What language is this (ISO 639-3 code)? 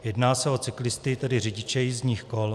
ces